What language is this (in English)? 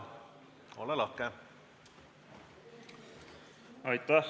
Estonian